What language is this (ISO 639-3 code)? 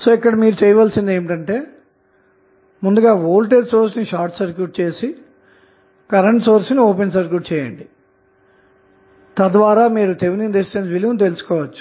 tel